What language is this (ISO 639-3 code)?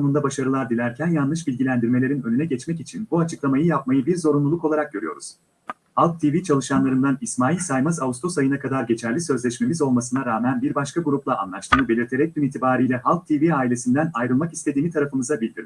tur